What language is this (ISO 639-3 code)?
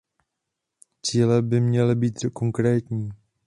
ces